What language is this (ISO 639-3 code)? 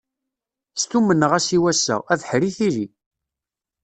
kab